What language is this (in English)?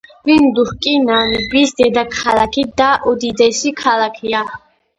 Georgian